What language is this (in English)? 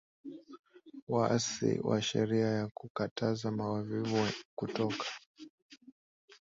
Swahili